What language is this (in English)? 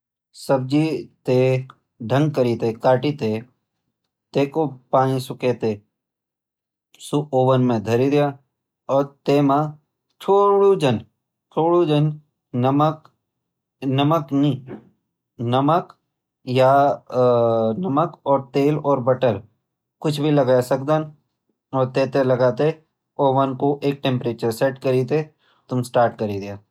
Garhwali